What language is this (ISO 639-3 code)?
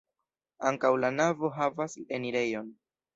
epo